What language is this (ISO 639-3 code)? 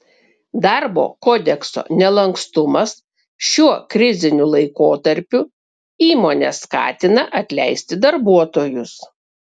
lit